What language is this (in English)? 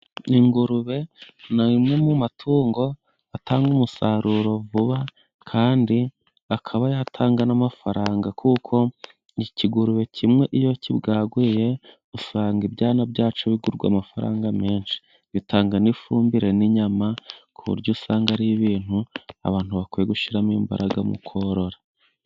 Kinyarwanda